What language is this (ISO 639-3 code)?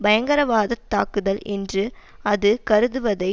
tam